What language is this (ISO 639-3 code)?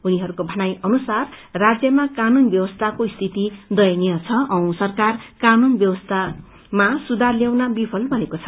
nep